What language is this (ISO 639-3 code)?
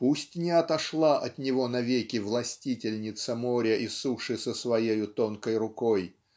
rus